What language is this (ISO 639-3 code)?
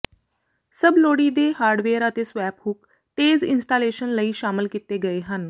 pan